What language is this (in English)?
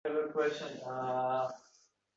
Uzbek